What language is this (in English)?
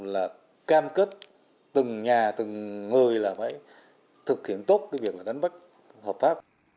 Vietnamese